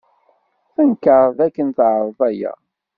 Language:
Kabyle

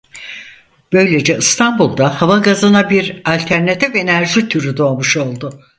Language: Turkish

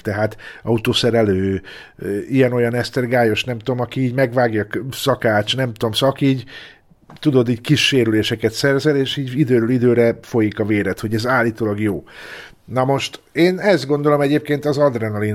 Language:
Hungarian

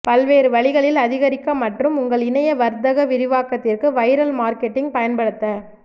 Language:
Tamil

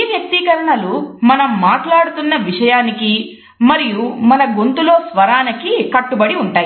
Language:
Telugu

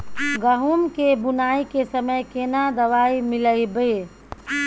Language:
Maithili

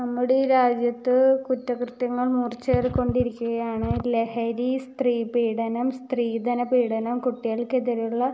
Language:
Malayalam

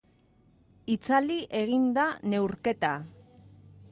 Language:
Basque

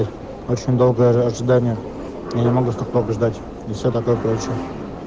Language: Russian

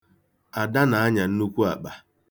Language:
Igbo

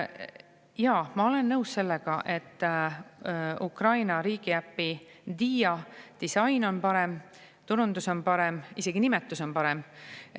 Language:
Estonian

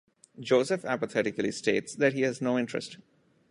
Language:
English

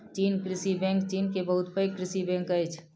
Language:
Maithili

